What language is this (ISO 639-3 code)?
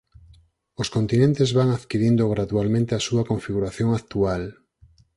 glg